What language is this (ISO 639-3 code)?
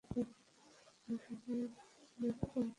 ben